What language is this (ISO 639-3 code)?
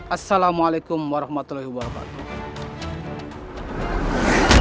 ind